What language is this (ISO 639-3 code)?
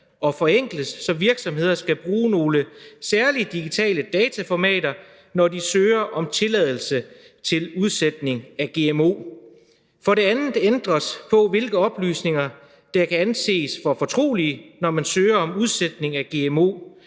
dan